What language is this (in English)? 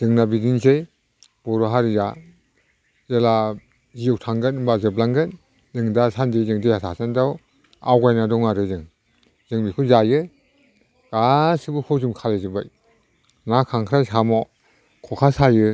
Bodo